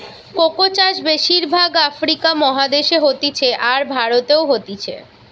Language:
Bangla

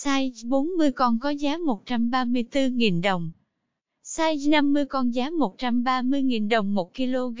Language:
Vietnamese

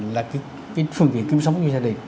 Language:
Vietnamese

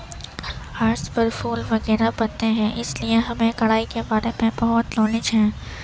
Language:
Urdu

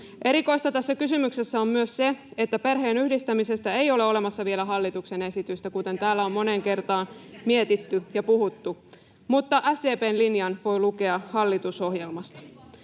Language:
Finnish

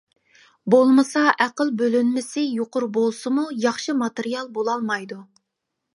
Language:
Uyghur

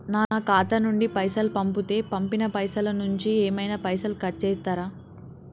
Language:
Telugu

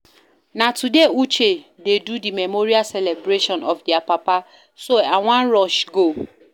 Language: Nigerian Pidgin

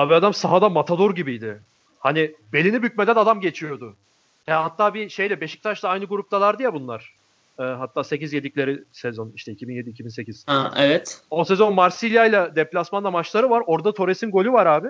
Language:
Turkish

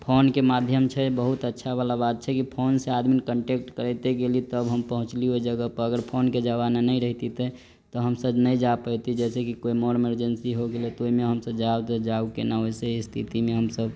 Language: Maithili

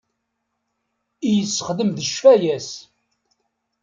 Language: Kabyle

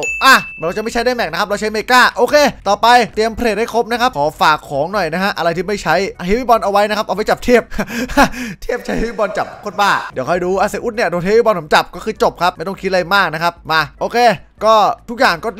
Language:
Thai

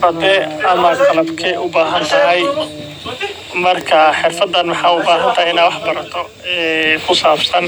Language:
Somali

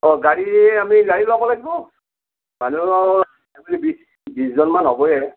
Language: Assamese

